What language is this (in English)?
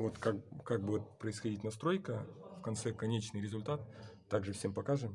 Russian